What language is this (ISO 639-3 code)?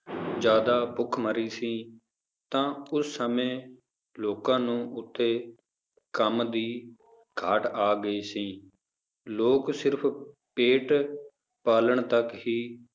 pan